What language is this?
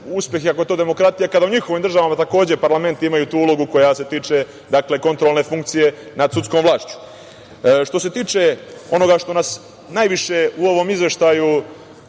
Serbian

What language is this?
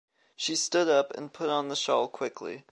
English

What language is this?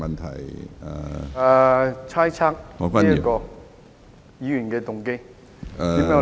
Cantonese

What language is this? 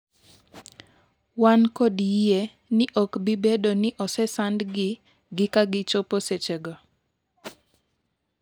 Luo (Kenya and Tanzania)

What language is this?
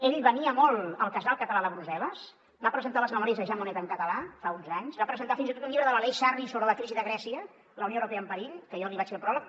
Catalan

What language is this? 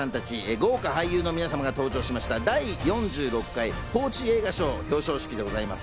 Japanese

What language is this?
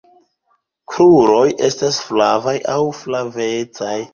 Esperanto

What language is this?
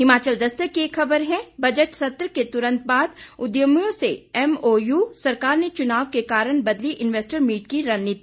Hindi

